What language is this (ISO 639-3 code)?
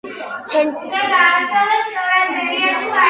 kat